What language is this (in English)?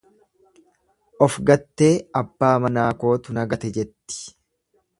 Oromo